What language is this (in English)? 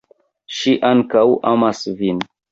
Esperanto